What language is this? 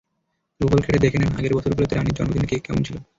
Bangla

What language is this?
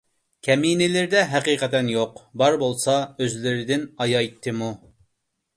Uyghur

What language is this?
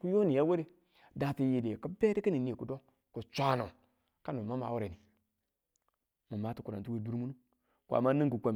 Tula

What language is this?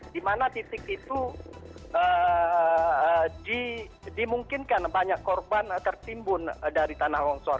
Indonesian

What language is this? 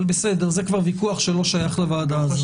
Hebrew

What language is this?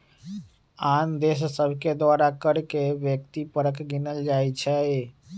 Magahi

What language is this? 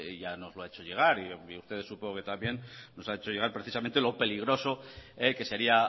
Spanish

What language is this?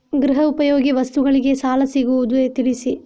Kannada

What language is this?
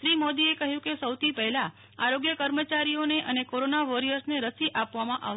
Gujarati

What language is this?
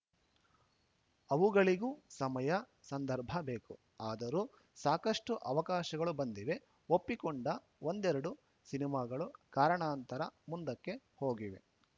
Kannada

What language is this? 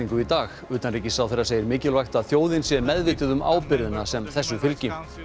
Icelandic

